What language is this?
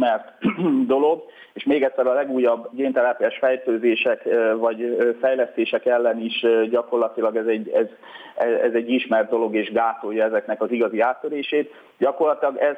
Hungarian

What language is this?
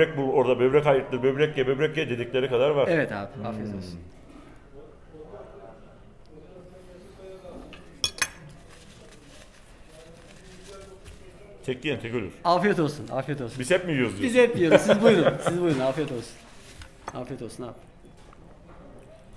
Turkish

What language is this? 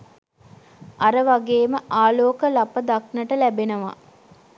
Sinhala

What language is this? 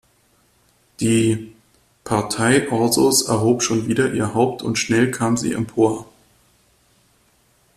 German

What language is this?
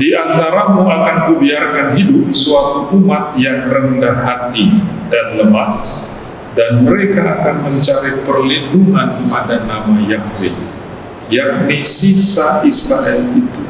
Indonesian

